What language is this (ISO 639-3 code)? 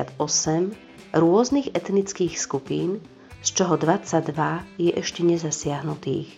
slk